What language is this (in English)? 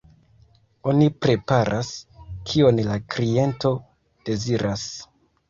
Esperanto